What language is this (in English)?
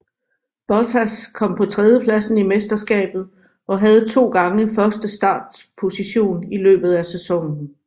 Danish